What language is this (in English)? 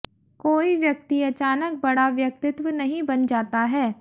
Hindi